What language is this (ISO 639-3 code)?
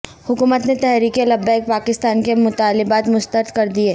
urd